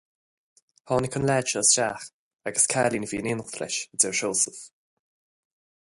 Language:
Irish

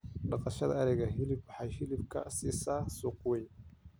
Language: Somali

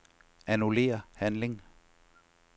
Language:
Danish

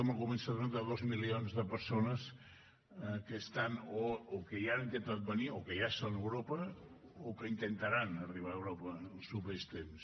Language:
Catalan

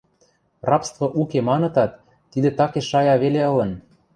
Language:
Western Mari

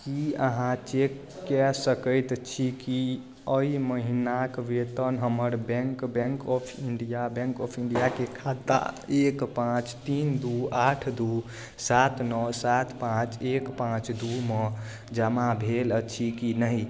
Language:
Maithili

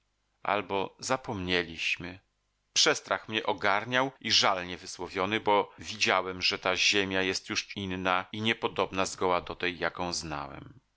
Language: Polish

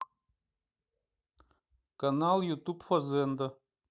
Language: Russian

